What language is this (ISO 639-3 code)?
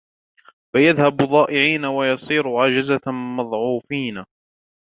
ara